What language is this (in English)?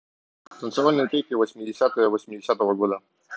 Russian